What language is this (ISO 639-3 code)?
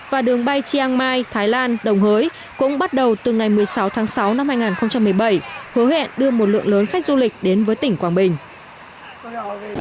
vie